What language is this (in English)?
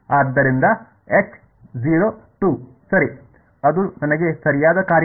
Kannada